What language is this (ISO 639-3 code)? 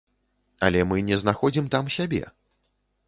bel